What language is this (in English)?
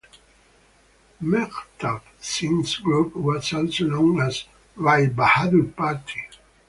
English